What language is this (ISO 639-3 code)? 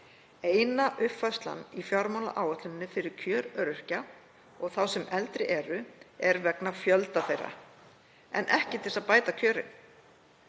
isl